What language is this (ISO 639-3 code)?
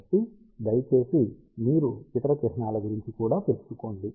tel